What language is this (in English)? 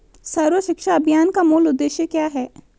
Hindi